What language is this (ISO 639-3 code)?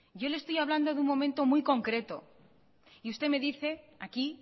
spa